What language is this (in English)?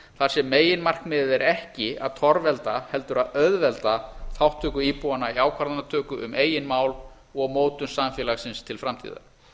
Icelandic